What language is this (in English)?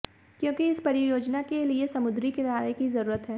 Hindi